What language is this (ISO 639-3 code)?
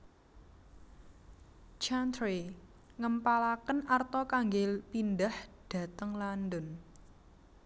jav